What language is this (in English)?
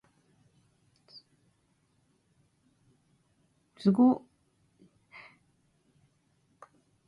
Japanese